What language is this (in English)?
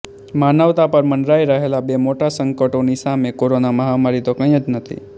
Gujarati